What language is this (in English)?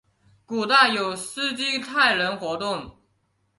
Chinese